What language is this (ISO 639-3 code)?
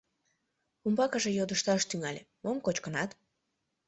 chm